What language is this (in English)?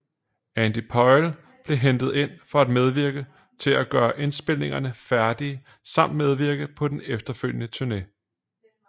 Danish